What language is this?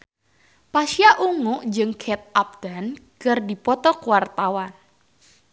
Sundanese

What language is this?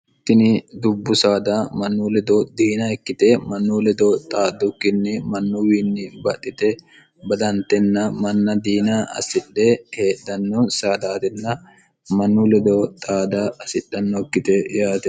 Sidamo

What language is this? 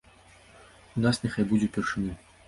Belarusian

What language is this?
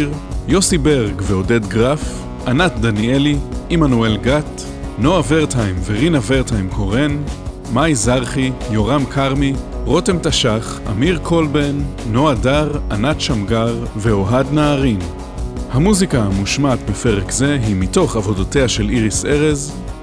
Hebrew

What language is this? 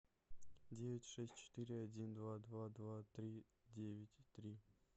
Russian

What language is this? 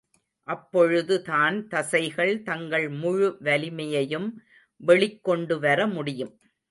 Tamil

